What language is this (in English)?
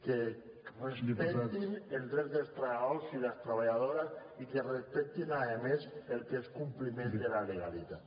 Catalan